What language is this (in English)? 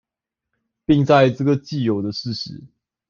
Chinese